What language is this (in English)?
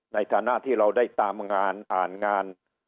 Thai